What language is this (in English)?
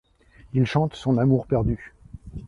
French